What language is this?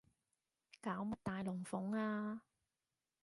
Cantonese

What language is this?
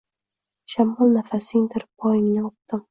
Uzbek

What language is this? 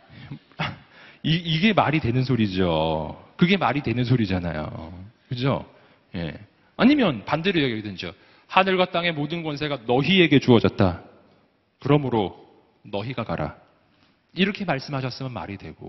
Korean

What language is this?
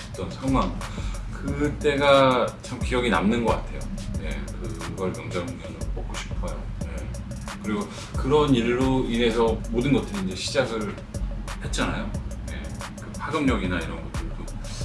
Korean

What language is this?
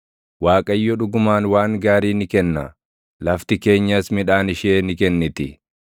Oromo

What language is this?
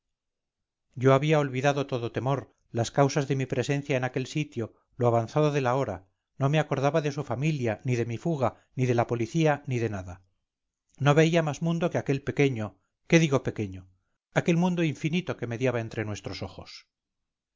Spanish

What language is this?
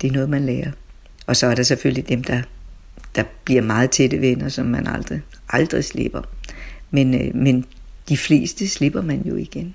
Danish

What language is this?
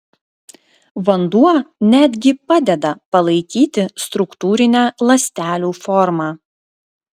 Lithuanian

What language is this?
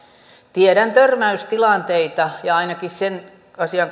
Finnish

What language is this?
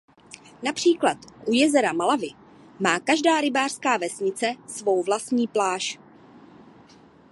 Czech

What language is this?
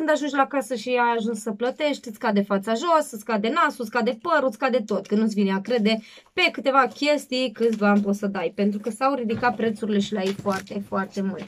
Romanian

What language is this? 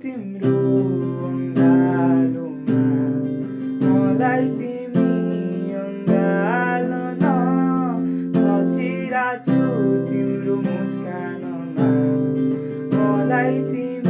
Nepali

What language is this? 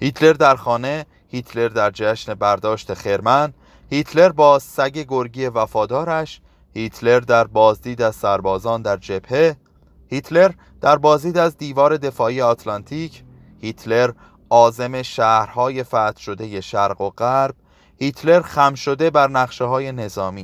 Persian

